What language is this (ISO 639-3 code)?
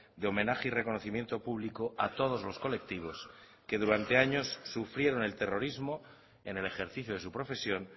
spa